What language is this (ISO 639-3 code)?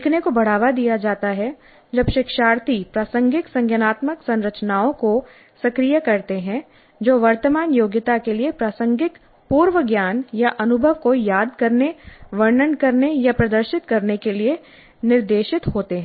hin